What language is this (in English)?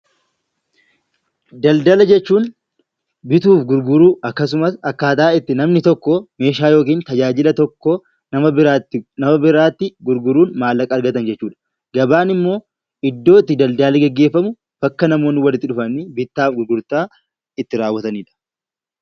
Oromo